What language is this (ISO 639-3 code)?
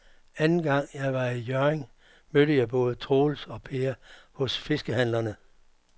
dan